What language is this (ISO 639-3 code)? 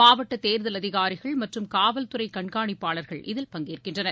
tam